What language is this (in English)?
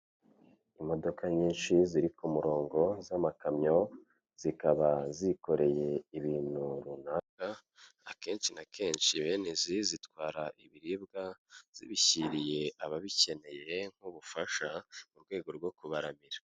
Kinyarwanda